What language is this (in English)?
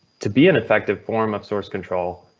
English